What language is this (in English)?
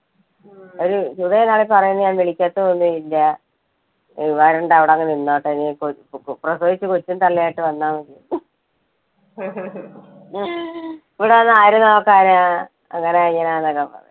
Malayalam